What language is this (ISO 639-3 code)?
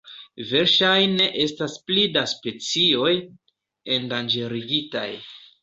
epo